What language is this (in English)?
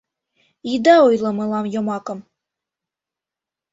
Mari